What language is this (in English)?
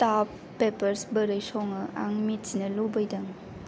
Bodo